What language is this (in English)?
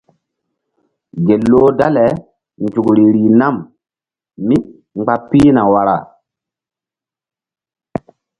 Mbum